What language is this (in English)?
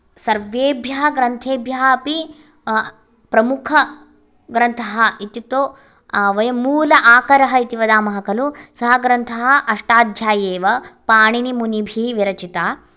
Sanskrit